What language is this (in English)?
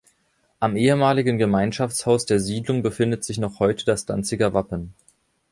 German